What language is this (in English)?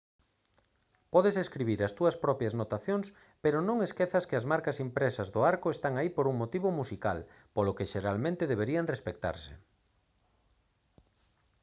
Galician